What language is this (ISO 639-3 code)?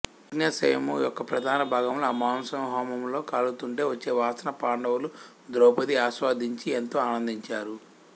tel